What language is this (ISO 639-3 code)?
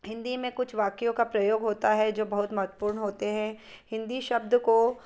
hin